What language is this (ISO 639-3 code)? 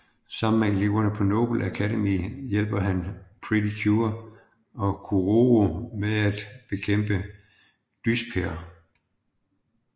dan